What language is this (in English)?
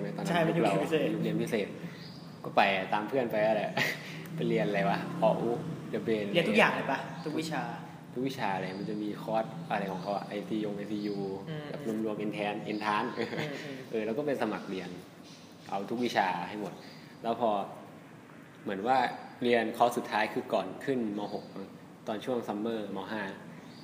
Thai